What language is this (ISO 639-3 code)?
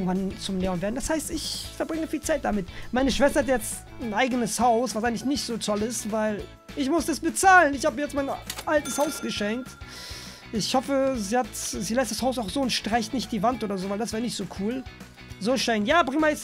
deu